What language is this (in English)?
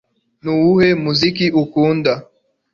Kinyarwanda